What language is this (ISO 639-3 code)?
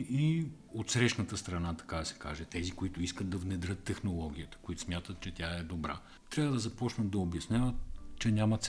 bul